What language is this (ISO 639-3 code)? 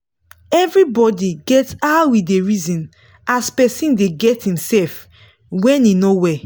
pcm